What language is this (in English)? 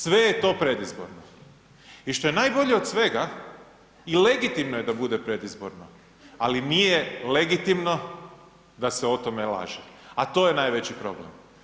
Croatian